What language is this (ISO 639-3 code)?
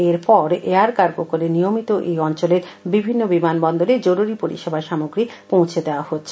ben